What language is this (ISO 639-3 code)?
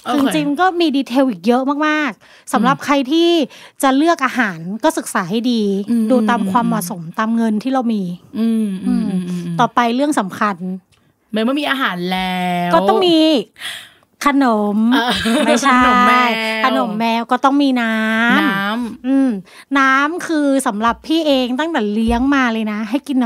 tha